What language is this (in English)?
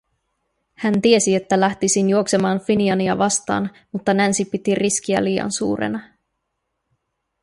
Finnish